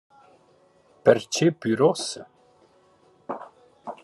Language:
Romansh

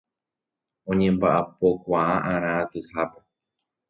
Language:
Guarani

